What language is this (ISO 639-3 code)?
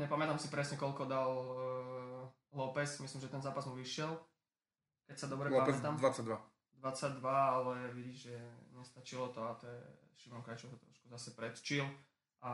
slk